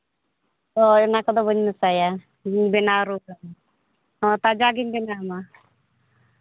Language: Santali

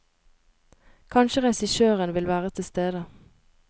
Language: Norwegian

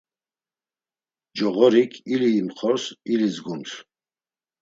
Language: Laz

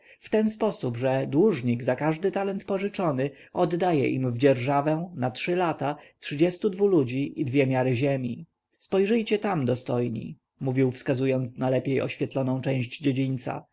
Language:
Polish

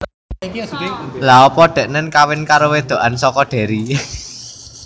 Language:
Javanese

